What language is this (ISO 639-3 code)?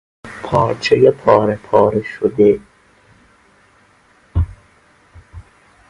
fas